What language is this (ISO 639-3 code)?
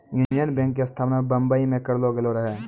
mai